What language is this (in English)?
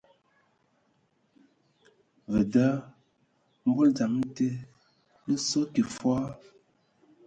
Ewondo